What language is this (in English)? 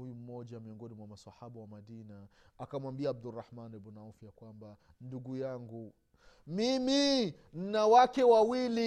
Swahili